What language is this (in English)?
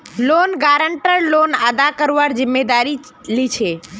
Magahi